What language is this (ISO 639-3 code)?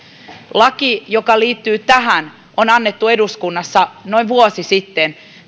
fin